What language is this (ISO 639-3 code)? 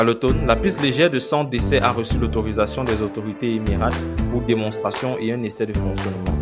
fra